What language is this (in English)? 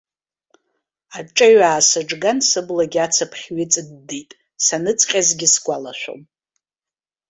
Abkhazian